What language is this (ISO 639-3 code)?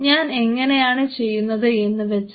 mal